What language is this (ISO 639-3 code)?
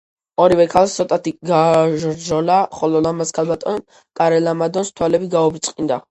kat